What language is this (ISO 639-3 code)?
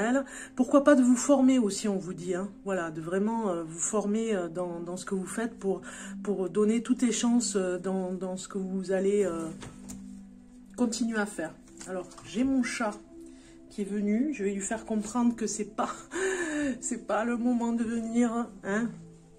fra